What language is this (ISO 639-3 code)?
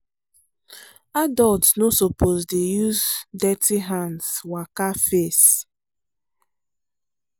pcm